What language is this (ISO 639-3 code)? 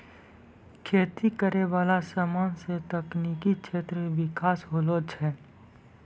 mai